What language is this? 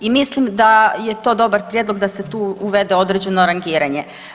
Croatian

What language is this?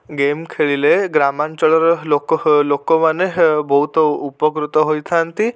Odia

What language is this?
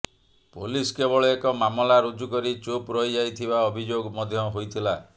Odia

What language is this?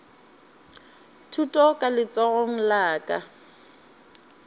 Northern Sotho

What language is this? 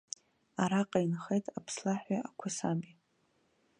Abkhazian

